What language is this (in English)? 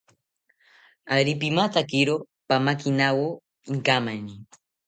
South Ucayali Ashéninka